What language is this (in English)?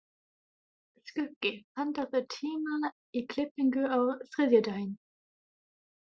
Icelandic